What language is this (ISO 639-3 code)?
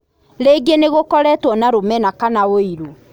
kik